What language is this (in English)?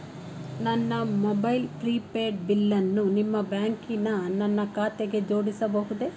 Kannada